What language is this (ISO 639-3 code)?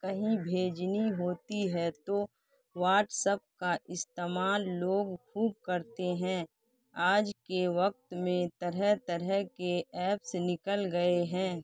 urd